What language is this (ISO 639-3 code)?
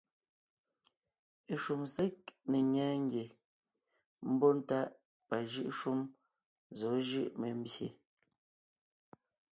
nnh